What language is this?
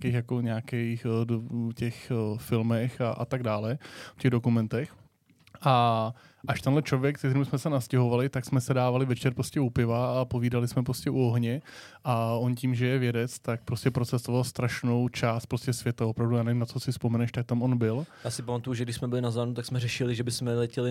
Czech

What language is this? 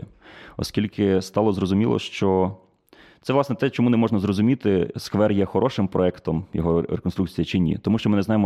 Ukrainian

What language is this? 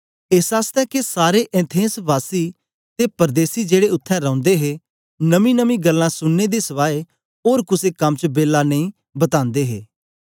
Dogri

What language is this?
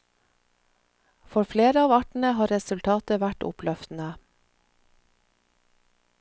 Norwegian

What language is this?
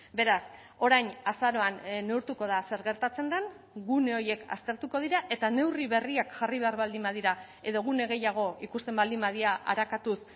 Basque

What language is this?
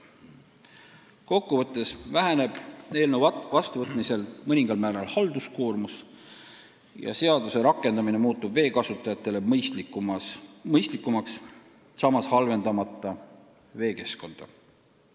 Estonian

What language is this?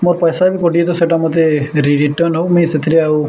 Odia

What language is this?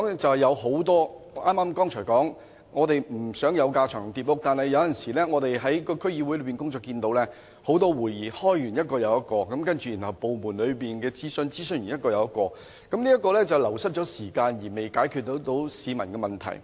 Cantonese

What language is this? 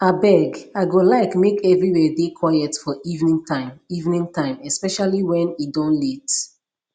Nigerian Pidgin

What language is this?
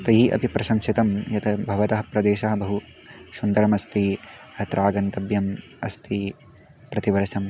Sanskrit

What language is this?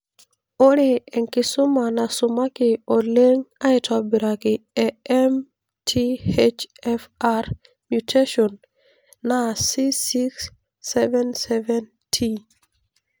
Masai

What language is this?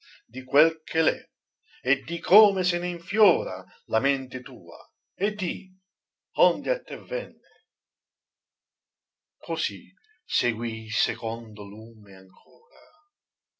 Italian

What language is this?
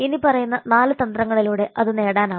Malayalam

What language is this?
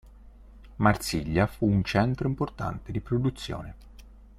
Italian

